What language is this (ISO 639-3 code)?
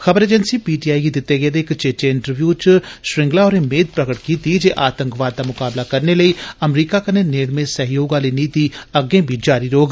doi